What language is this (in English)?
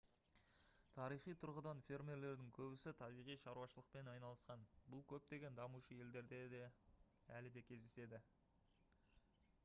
Kazakh